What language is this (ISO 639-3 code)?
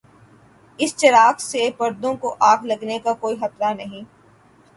urd